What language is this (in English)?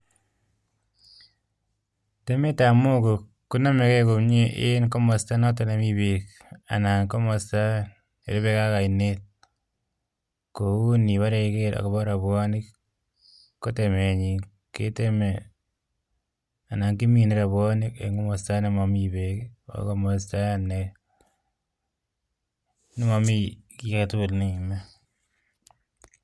Kalenjin